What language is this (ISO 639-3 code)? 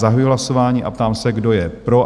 ces